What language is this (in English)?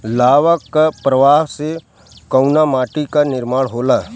Bhojpuri